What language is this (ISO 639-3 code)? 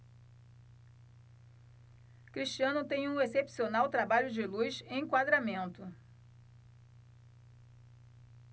por